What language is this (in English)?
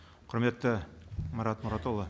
Kazakh